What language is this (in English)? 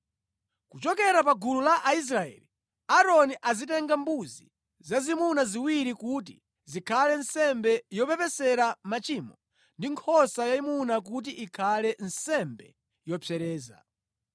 Nyanja